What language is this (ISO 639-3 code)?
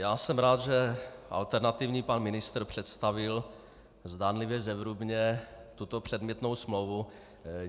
ces